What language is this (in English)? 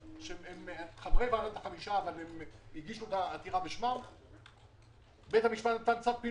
Hebrew